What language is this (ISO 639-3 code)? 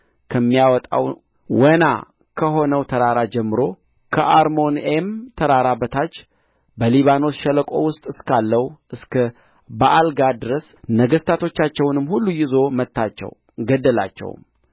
amh